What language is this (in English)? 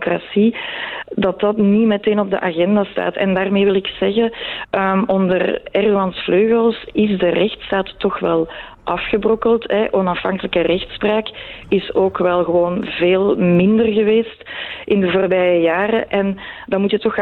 Dutch